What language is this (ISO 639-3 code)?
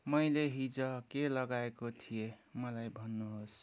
nep